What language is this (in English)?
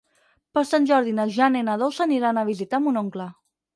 Catalan